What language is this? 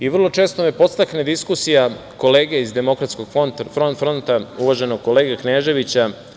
Serbian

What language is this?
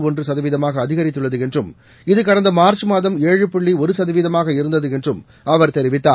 Tamil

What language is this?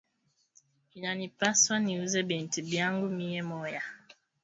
Swahili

